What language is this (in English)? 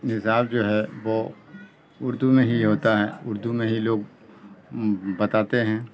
Urdu